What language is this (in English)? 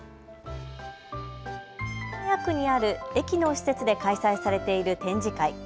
Japanese